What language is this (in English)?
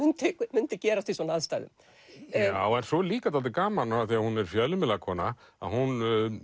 Icelandic